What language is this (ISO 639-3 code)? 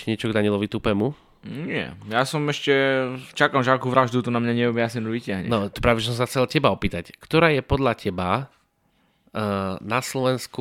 slk